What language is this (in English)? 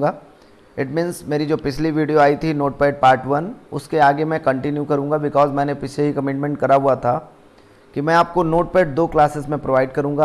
Hindi